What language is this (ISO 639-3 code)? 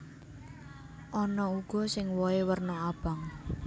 jav